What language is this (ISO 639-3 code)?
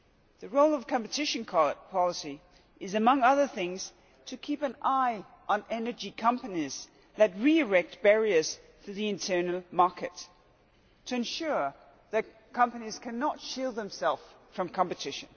eng